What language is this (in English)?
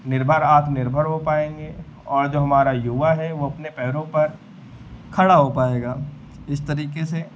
Hindi